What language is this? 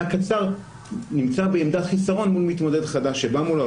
Hebrew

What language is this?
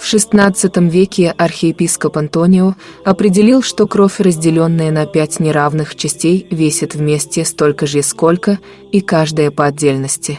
Russian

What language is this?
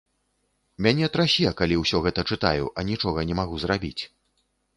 Belarusian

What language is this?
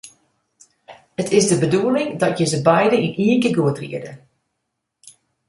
Western Frisian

